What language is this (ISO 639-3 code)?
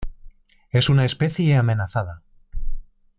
spa